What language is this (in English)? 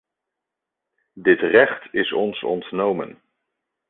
Dutch